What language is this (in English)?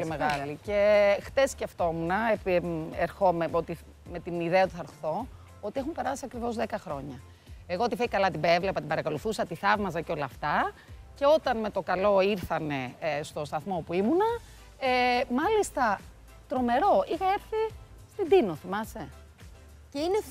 Greek